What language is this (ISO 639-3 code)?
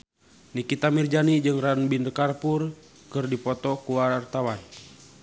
sun